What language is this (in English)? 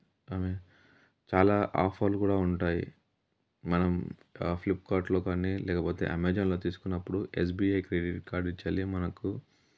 Telugu